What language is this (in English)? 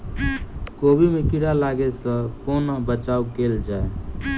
Maithili